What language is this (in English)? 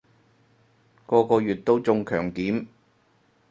Cantonese